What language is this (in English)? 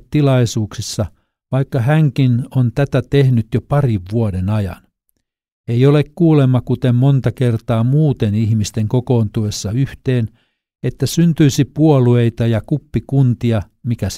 Finnish